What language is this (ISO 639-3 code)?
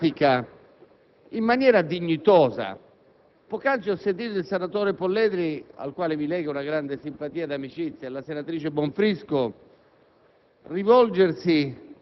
ita